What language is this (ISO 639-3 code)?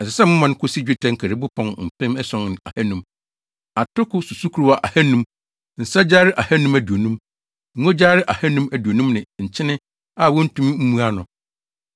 aka